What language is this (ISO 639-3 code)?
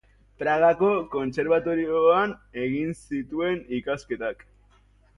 eus